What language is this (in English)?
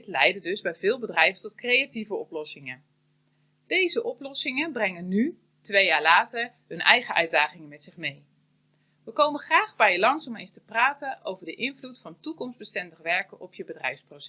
Dutch